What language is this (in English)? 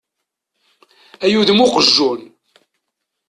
Kabyle